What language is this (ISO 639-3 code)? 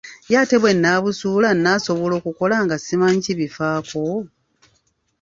lug